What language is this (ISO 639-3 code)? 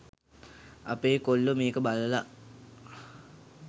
sin